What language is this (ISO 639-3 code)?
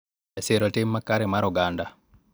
luo